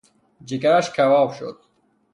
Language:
Persian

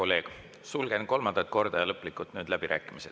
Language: Estonian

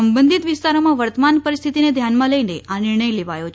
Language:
Gujarati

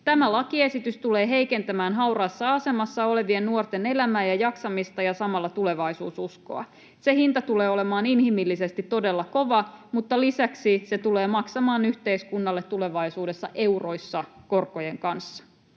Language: Finnish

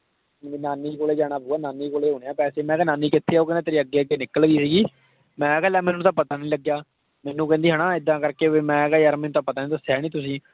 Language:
Punjabi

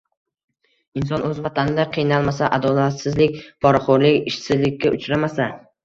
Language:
Uzbek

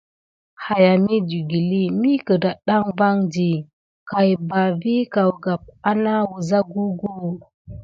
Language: Gidar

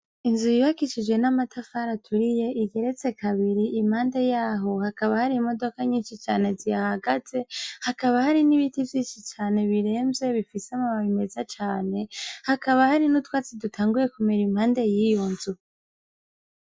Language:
Rundi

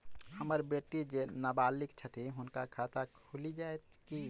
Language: Maithili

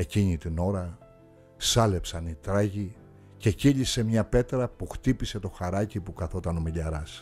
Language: Greek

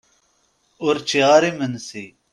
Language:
Kabyle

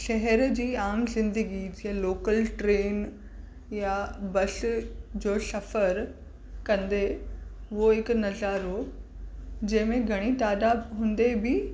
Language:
Sindhi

